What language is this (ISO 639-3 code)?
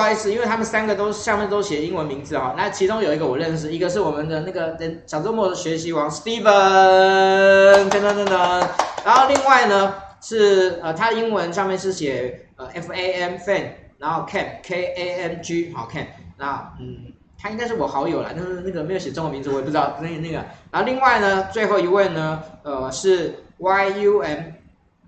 zho